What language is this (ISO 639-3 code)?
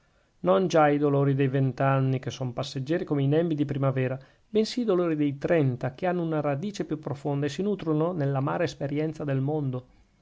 ita